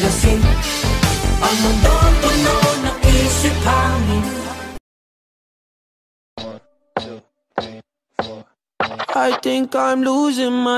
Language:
Spanish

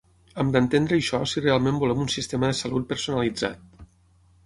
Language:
Catalan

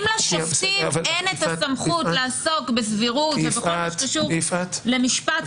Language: Hebrew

